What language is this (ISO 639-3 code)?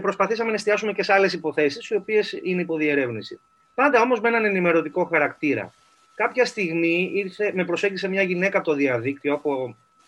ell